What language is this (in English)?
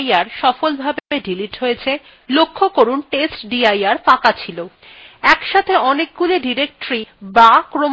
Bangla